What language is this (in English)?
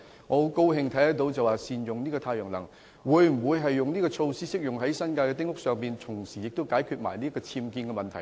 Cantonese